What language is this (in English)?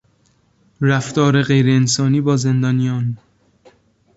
Persian